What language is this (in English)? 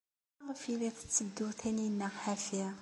Kabyle